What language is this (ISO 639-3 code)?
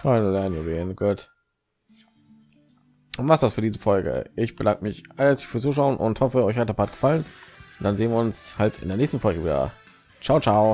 deu